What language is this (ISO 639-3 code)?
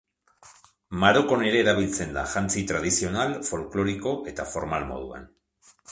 eus